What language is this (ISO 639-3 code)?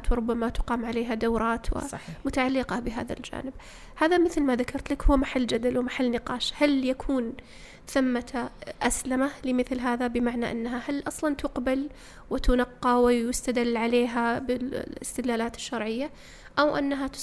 ara